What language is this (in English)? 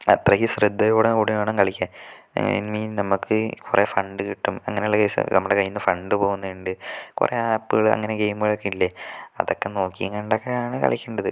Malayalam